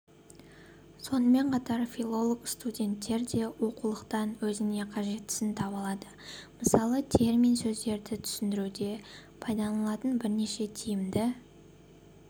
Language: Kazakh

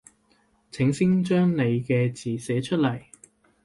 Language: Cantonese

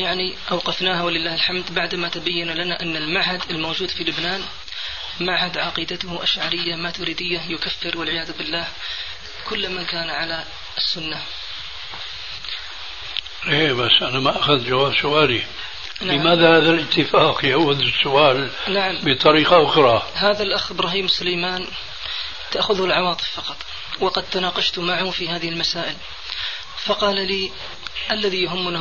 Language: Arabic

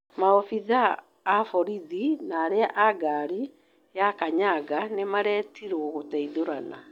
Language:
Kikuyu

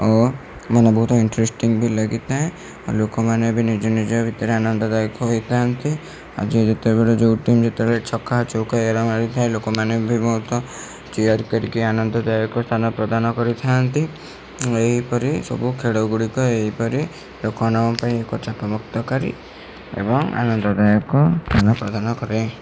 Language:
Odia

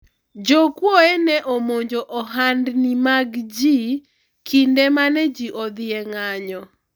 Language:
Luo (Kenya and Tanzania)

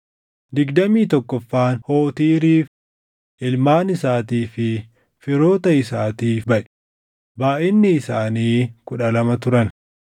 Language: Oromo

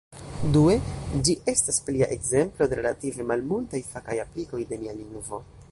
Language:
Esperanto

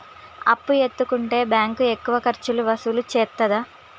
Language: Telugu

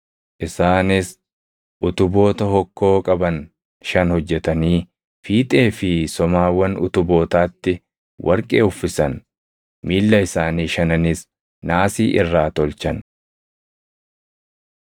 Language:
Oromo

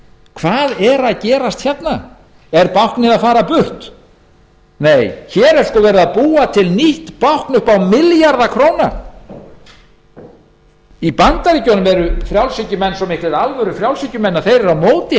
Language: Icelandic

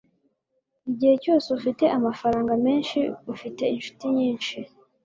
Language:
Kinyarwanda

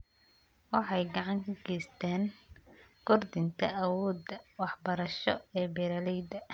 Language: Somali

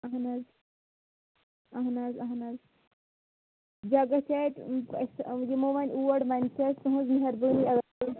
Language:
Kashmiri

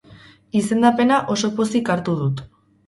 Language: Basque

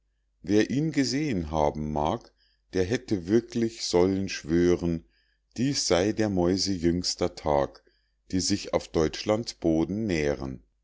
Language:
German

